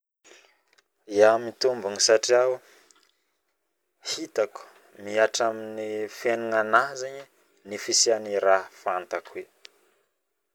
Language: Northern Betsimisaraka Malagasy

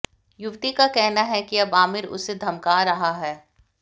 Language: Hindi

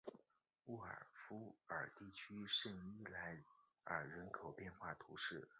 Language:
Chinese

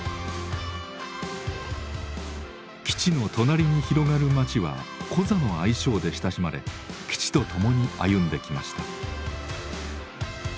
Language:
Japanese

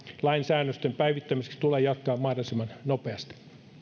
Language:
Finnish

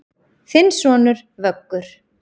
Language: Icelandic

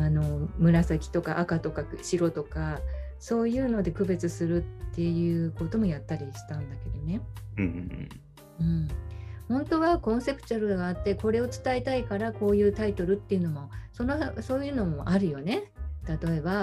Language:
Japanese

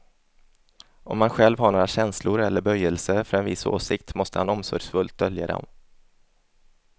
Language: Swedish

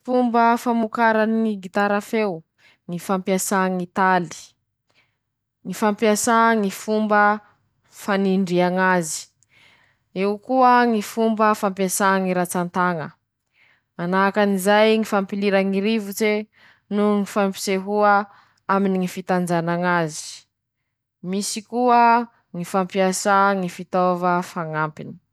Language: Masikoro Malagasy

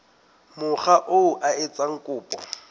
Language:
Southern Sotho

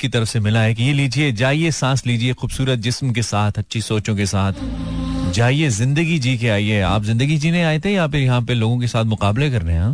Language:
Hindi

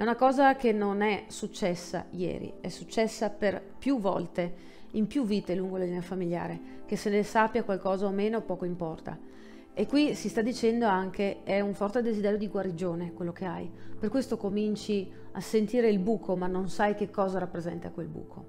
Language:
Italian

